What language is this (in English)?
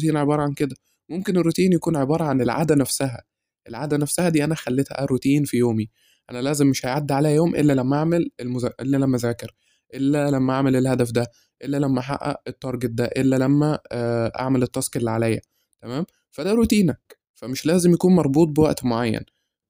Arabic